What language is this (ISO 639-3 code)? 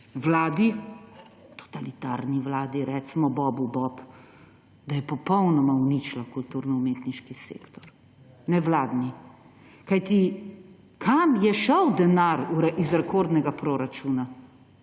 slv